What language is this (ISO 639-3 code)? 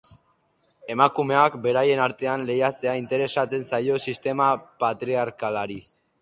eus